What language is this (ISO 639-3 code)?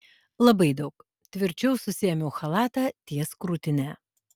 lit